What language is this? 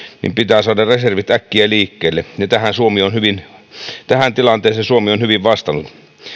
Finnish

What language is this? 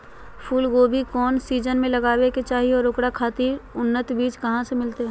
Magahi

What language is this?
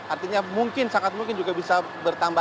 Indonesian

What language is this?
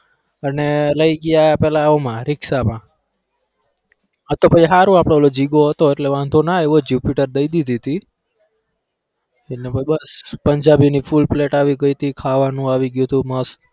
Gujarati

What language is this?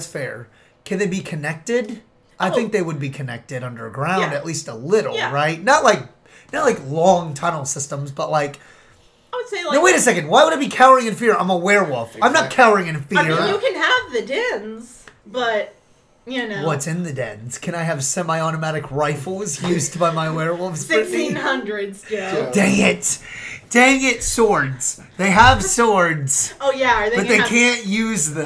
English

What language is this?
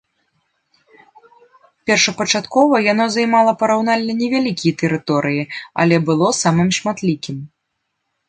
Belarusian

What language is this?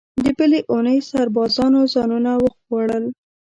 Pashto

